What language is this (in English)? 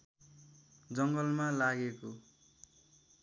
Nepali